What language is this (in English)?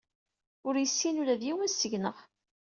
Kabyle